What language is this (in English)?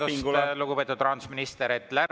Estonian